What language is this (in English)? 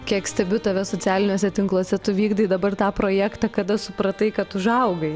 Lithuanian